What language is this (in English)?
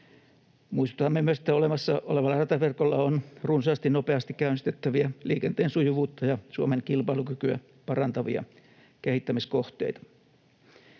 Finnish